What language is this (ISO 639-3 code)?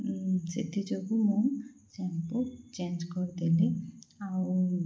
ori